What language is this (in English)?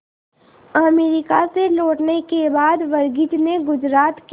Hindi